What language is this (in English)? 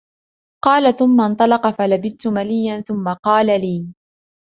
Arabic